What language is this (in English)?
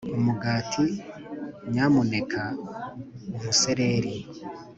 Kinyarwanda